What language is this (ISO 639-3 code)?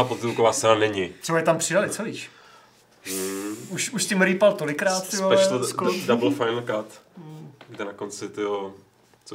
ces